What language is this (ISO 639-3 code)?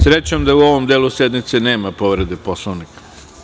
srp